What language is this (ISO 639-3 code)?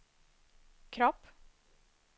swe